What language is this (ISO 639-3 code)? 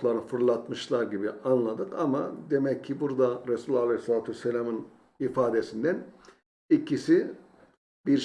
tur